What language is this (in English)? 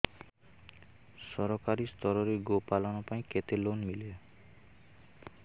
Odia